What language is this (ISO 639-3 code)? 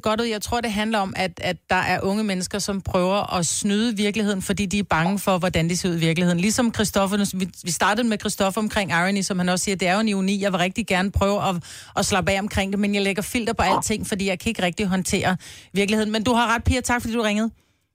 dan